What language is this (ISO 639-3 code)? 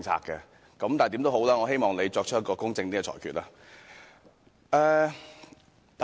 yue